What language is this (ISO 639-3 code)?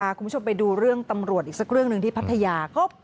tha